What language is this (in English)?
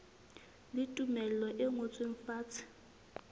Southern Sotho